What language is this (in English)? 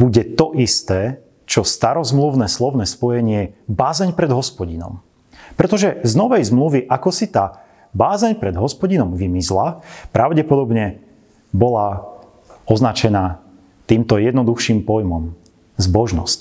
Slovak